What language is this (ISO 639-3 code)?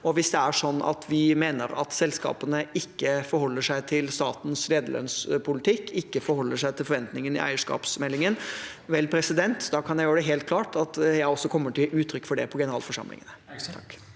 nor